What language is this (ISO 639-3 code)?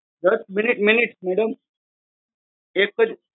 guj